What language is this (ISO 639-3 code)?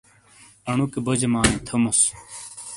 scl